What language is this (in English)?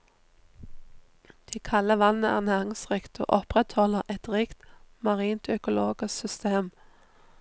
Norwegian